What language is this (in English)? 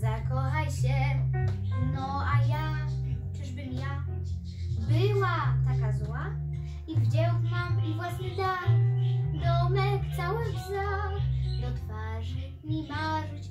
Polish